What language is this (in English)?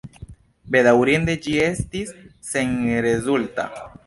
Esperanto